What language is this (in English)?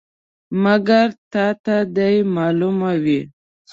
Pashto